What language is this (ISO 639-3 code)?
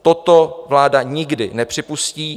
ces